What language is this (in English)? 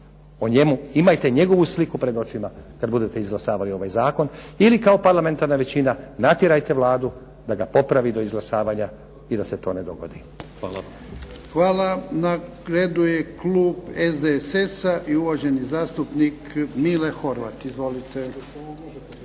Croatian